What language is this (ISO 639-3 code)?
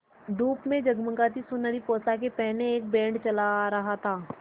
hin